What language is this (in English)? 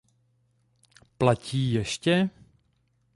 Czech